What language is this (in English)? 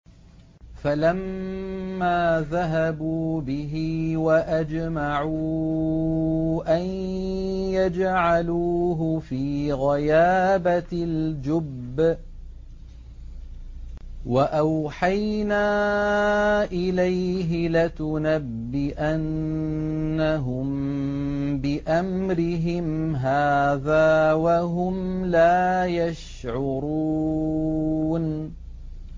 Arabic